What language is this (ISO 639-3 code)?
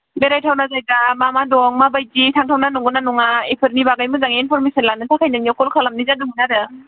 brx